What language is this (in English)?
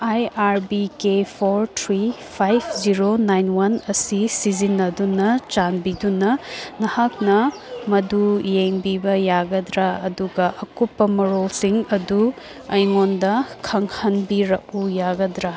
Manipuri